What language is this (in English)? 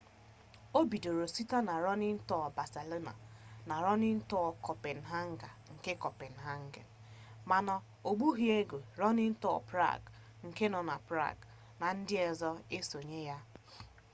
Igbo